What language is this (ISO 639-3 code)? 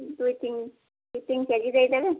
ori